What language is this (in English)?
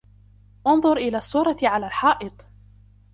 Arabic